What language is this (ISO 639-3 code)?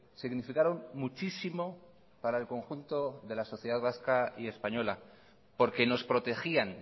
spa